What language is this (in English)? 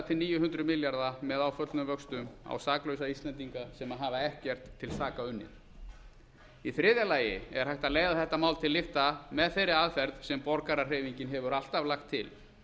Icelandic